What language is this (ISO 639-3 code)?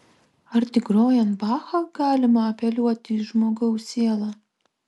lit